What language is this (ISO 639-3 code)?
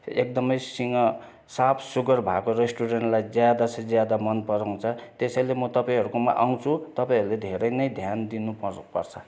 nep